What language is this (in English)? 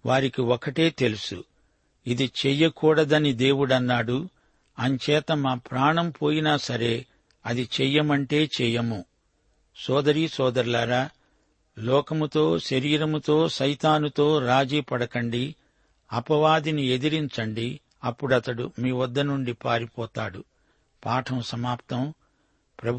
Telugu